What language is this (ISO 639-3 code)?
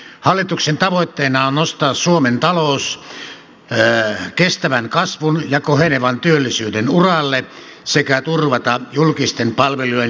fin